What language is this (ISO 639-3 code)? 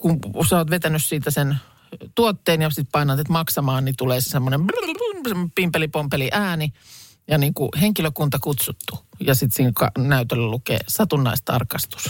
fin